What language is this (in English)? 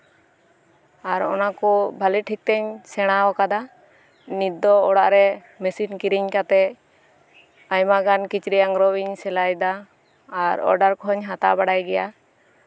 Santali